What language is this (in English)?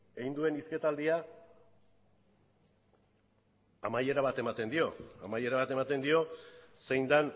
Basque